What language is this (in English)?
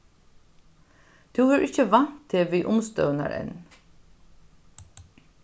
Faroese